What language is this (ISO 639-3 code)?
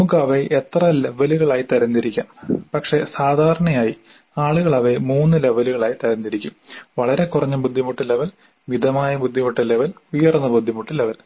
mal